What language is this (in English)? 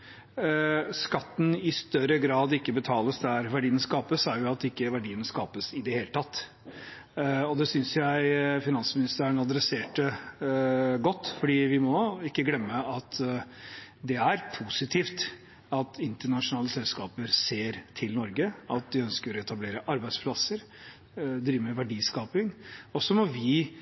Norwegian Bokmål